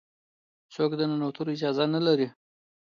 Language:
Pashto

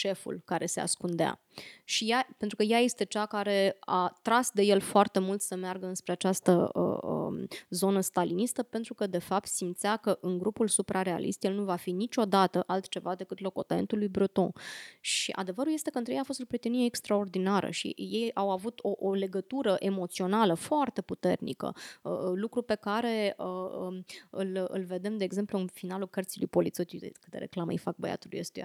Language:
Romanian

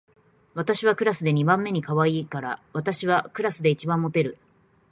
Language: Japanese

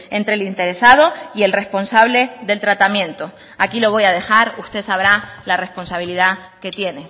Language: Spanish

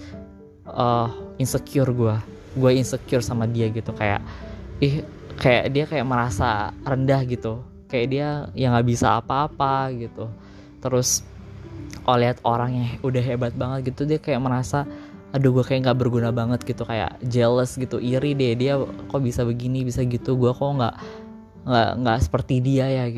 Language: Indonesian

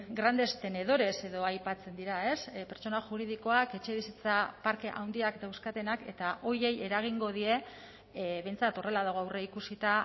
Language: Basque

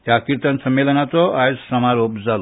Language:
Konkani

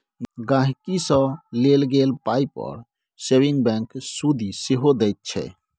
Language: Maithili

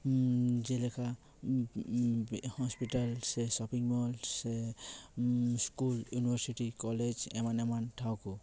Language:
Santali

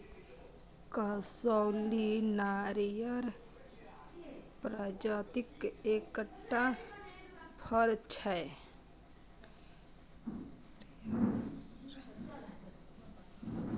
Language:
Maithili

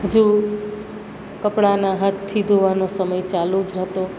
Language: Gujarati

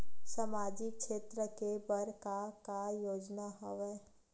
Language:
Chhattisgarhi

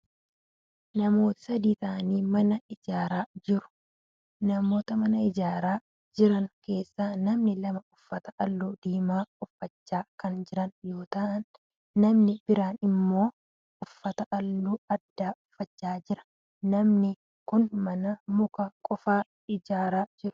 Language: Oromo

